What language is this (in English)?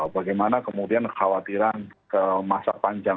Indonesian